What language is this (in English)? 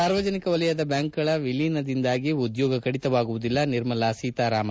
Kannada